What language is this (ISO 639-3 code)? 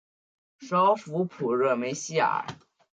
zho